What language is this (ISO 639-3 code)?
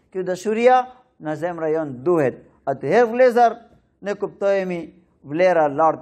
ron